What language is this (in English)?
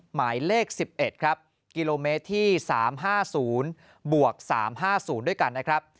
Thai